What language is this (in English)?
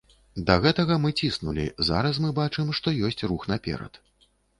Belarusian